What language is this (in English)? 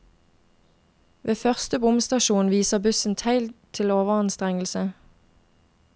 Norwegian